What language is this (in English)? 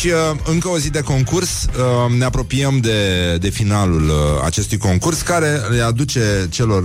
Romanian